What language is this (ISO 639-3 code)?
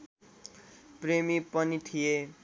nep